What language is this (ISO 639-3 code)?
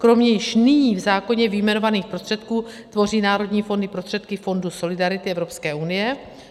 ces